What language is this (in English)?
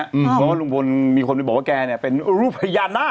Thai